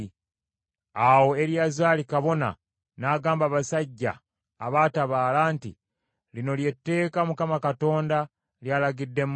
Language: Ganda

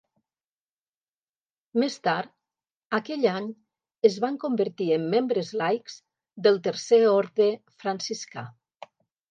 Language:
Catalan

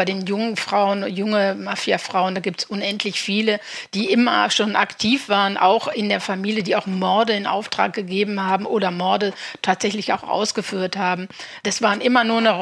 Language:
German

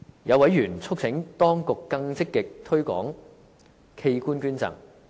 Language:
Cantonese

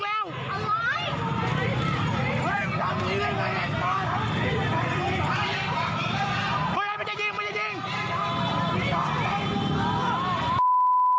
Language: Thai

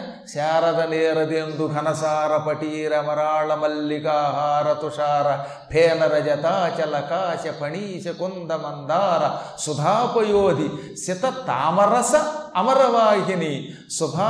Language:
Telugu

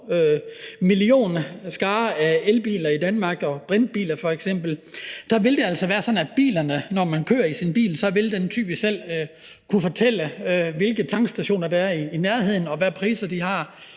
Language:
Danish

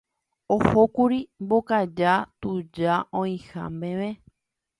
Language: Guarani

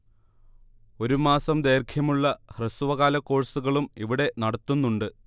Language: Malayalam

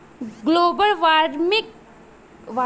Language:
Bhojpuri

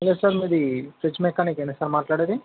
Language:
Telugu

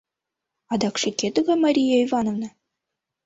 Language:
Mari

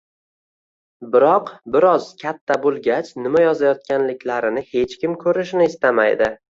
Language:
Uzbek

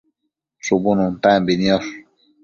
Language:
Matsés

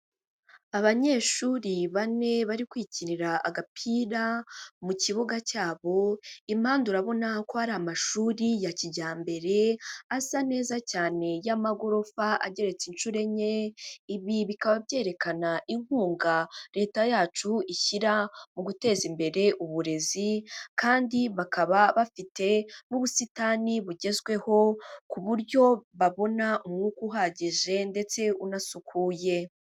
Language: Kinyarwanda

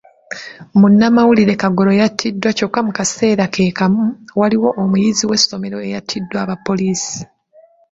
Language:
Ganda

